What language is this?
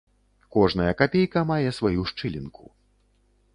Belarusian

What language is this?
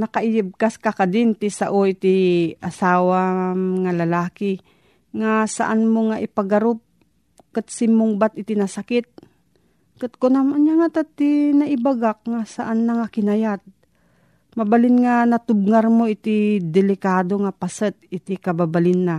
Filipino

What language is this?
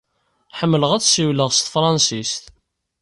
Kabyle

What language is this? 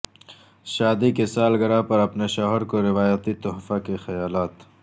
Urdu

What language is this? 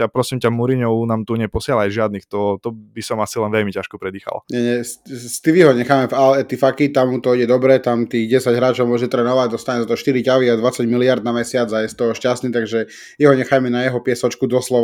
Slovak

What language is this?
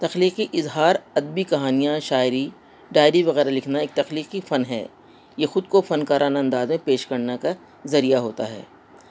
Urdu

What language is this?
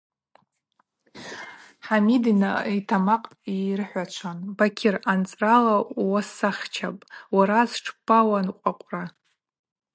Abaza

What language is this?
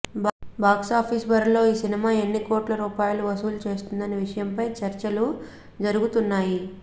Telugu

